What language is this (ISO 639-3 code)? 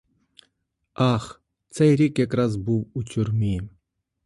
ukr